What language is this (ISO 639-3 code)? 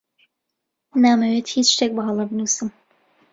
ckb